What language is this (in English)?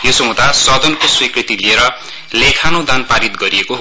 Nepali